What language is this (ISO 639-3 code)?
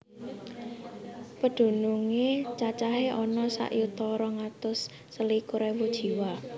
jav